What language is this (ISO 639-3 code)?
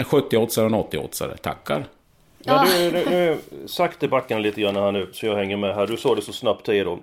swe